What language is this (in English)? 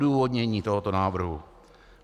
Czech